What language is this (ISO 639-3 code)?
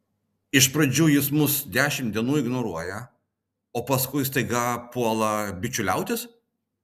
lit